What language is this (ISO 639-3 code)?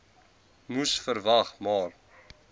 afr